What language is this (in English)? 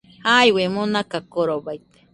Nüpode Huitoto